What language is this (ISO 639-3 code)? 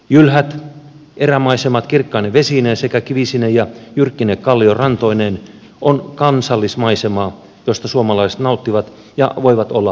fin